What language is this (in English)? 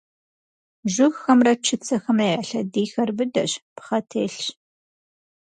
Kabardian